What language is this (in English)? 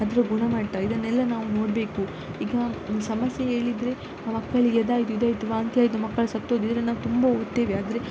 Kannada